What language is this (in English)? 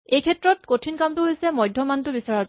Assamese